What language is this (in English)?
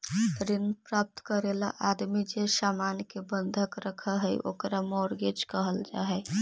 Magahi